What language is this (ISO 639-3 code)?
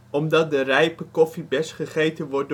nld